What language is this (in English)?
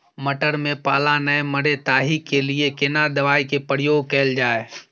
Maithili